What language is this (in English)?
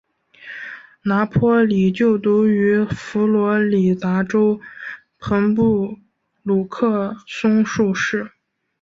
Chinese